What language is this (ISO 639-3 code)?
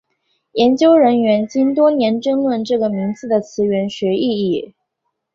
zho